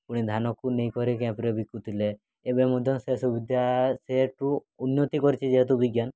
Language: Odia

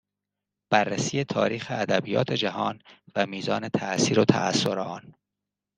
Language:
Persian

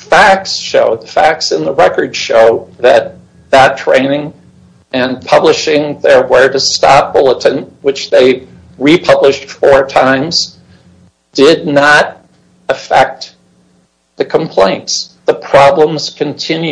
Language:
English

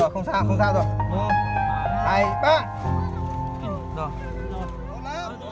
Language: Vietnamese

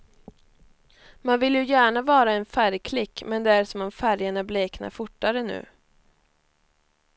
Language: Swedish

